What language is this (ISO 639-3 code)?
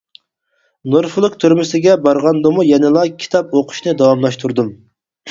uig